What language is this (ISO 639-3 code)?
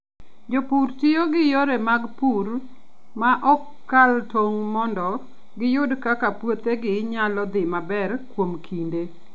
luo